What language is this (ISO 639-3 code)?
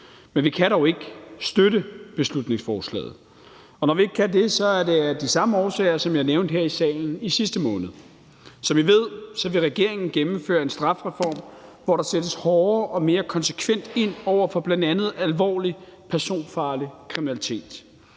dan